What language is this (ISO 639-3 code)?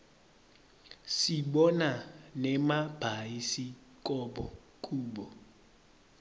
ssw